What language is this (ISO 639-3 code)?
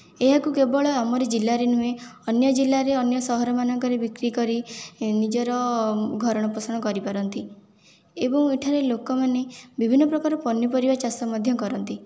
ori